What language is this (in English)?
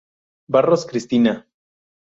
Spanish